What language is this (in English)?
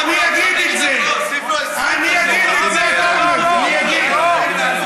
Hebrew